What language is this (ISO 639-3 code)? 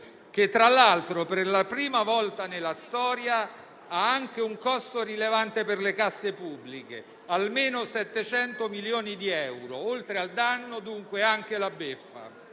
ita